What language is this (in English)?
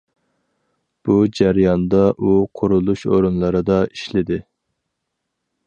Uyghur